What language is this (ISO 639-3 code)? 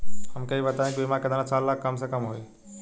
bho